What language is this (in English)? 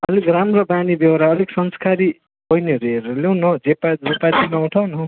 Nepali